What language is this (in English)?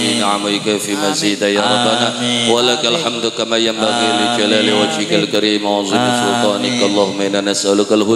Indonesian